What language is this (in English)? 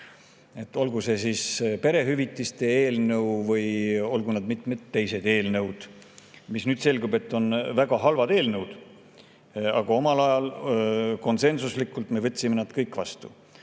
Estonian